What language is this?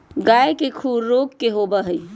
Magahi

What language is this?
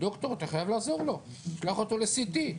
Hebrew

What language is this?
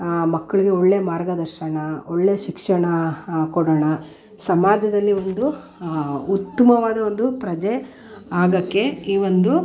Kannada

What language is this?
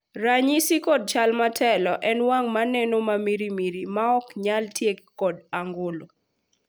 Luo (Kenya and Tanzania)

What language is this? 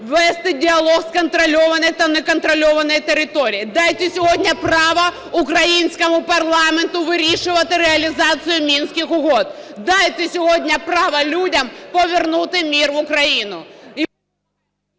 Ukrainian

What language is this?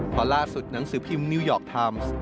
Thai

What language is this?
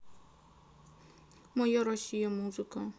Russian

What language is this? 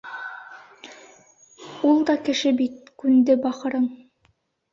Bashkir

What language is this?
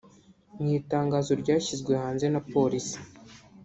Kinyarwanda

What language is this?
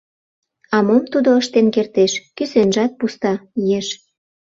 Mari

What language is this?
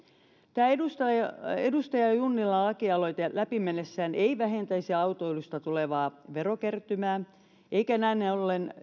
Finnish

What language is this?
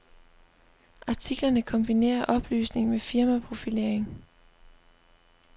Danish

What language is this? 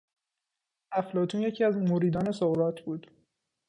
Persian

